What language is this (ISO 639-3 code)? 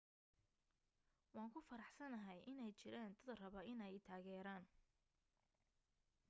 som